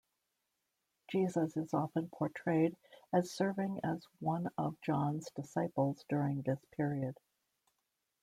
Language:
English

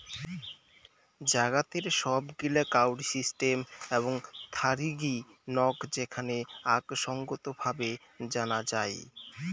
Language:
Bangla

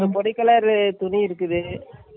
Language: Tamil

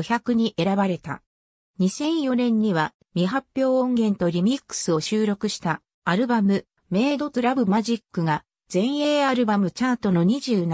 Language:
Japanese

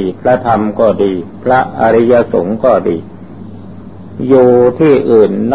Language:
Thai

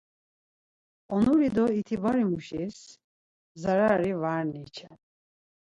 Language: Laz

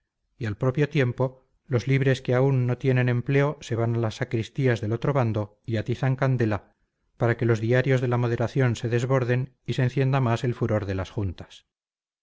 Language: Spanish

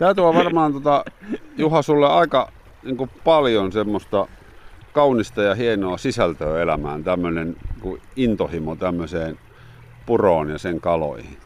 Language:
Finnish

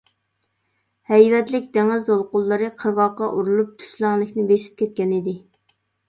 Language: Uyghur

